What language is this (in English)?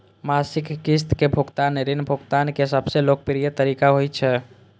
Maithili